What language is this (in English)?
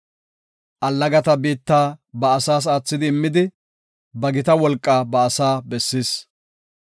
Gofa